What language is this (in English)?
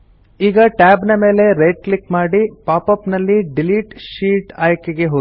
Kannada